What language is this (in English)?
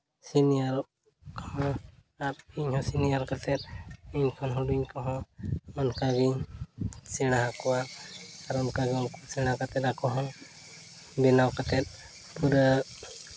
Santali